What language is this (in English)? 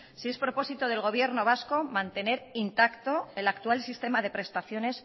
Spanish